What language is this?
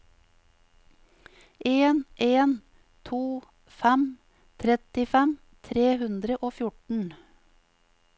Norwegian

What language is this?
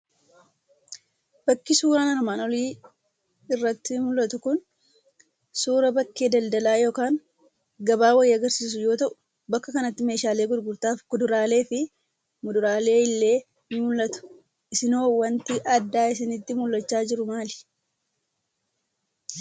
Oromo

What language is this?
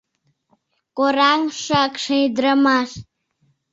Mari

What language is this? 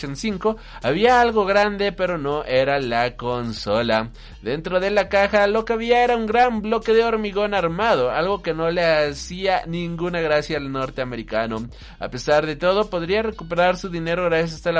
Spanish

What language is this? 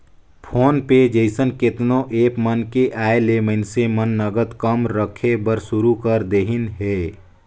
Chhattisgarhi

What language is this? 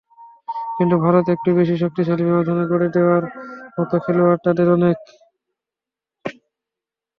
Bangla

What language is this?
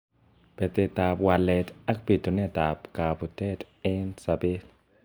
Kalenjin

